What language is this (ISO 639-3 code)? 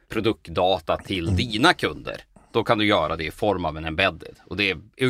swe